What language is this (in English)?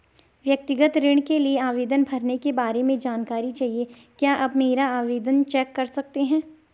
Hindi